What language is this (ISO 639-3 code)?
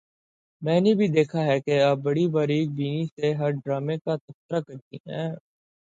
urd